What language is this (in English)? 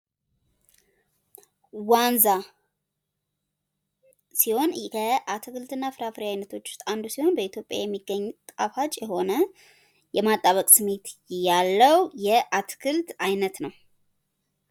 Amharic